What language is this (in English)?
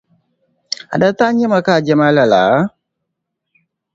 Dagbani